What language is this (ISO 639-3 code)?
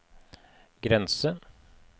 nor